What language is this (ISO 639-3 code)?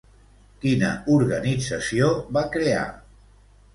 cat